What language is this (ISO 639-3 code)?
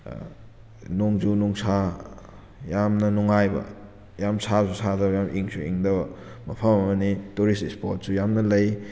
mni